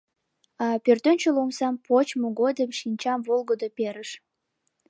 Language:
Mari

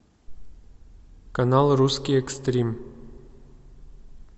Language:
Russian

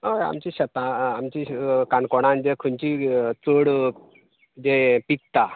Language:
Konkani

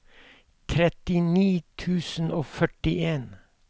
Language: Norwegian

